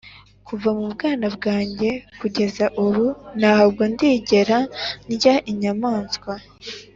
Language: Kinyarwanda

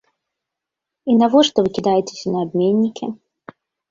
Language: Belarusian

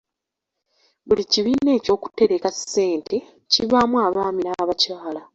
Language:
Ganda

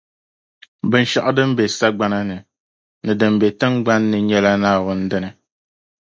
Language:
Dagbani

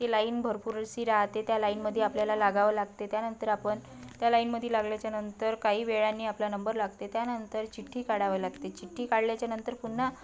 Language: Marathi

